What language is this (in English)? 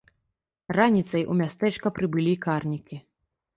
Belarusian